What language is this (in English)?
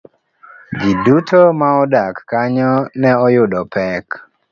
Luo (Kenya and Tanzania)